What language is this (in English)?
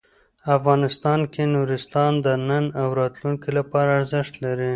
Pashto